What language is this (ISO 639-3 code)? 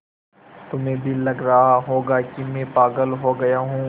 hin